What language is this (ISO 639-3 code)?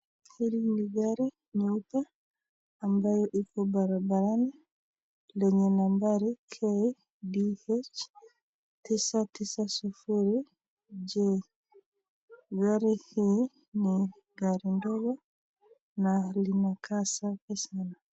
swa